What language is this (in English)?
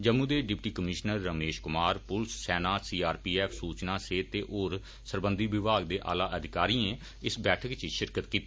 Dogri